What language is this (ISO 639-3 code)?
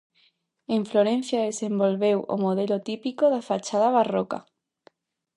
glg